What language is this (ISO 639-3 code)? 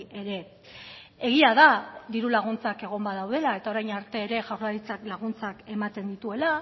eus